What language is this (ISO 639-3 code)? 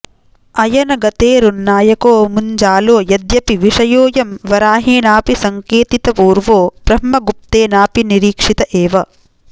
san